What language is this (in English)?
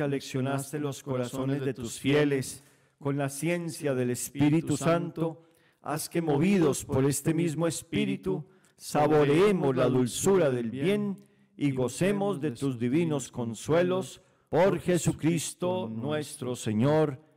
Spanish